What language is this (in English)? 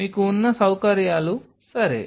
Telugu